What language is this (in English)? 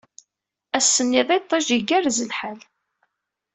Kabyle